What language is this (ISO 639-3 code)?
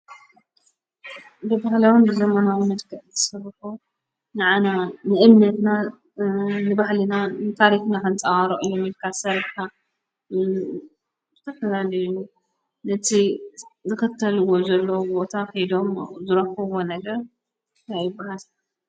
tir